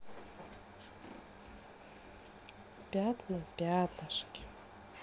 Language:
Russian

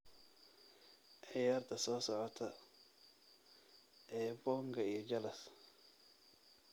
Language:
Somali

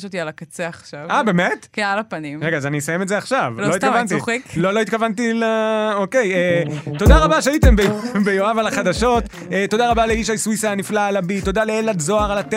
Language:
Hebrew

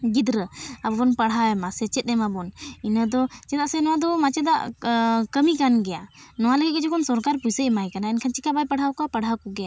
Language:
Santali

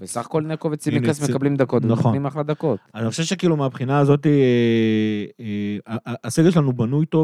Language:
Hebrew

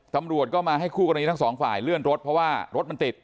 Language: Thai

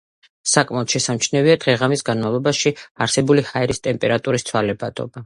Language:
Georgian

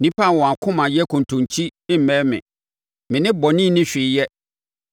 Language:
Akan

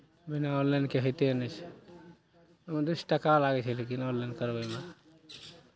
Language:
Maithili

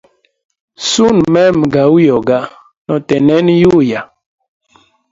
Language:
Hemba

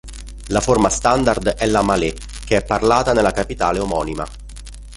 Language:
Italian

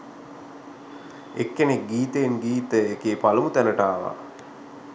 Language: Sinhala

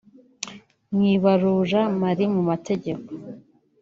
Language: Kinyarwanda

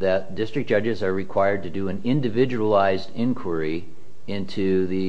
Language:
English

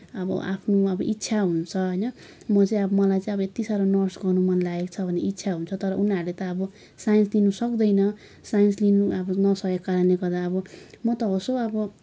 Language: Nepali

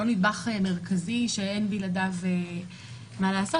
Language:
Hebrew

